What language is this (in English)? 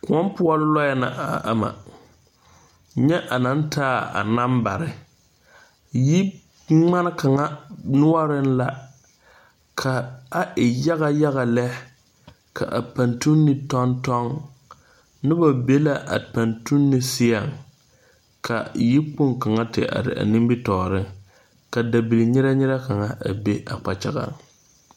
Southern Dagaare